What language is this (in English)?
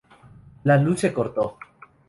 Spanish